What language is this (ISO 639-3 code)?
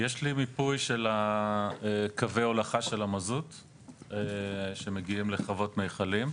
heb